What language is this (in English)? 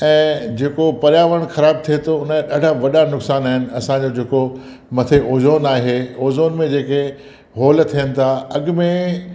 Sindhi